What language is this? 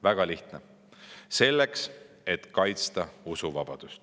Estonian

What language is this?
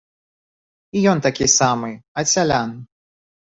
Belarusian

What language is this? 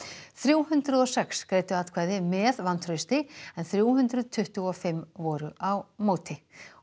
Icelandic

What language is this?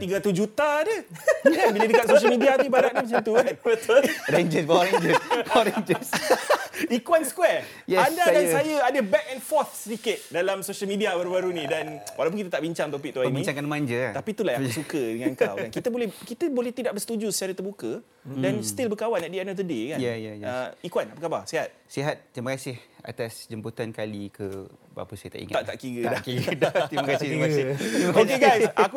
Malay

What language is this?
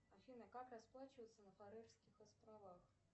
Russian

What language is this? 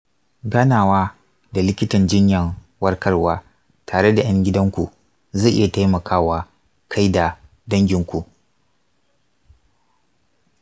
Hausa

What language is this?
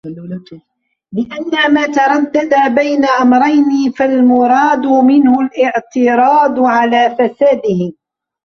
Arabic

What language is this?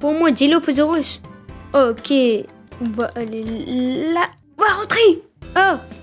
French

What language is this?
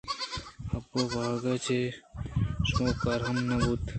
Eastern Balochi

